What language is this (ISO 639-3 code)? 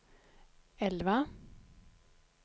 swe